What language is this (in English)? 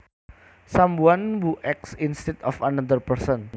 Javanese